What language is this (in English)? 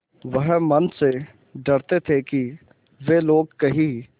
Hindi